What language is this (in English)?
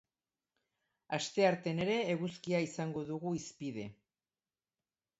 Basque